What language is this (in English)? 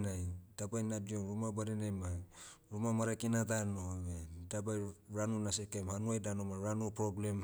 Motu